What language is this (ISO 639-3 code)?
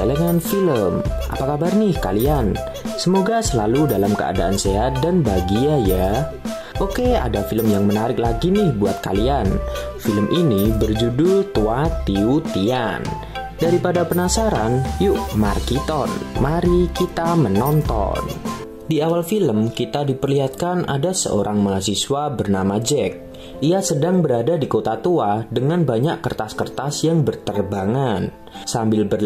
ind